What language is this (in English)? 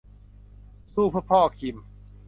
Thai